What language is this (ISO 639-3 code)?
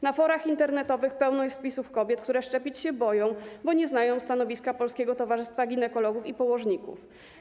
pol